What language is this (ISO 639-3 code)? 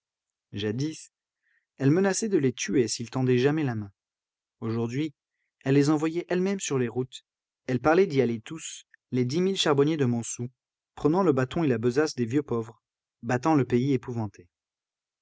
fra